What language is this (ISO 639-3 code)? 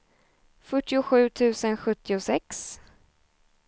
swe